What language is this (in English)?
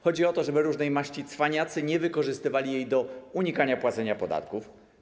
Polish